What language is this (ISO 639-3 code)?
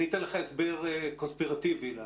heb